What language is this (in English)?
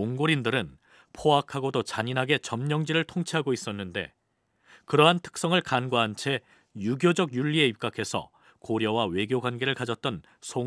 Korean